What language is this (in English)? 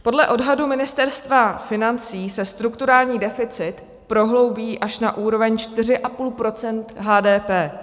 Czech